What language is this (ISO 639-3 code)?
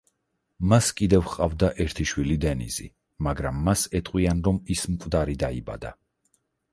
kat